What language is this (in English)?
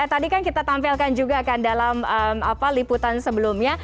Indonesian